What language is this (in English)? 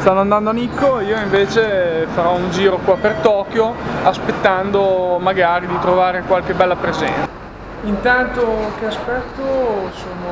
Italian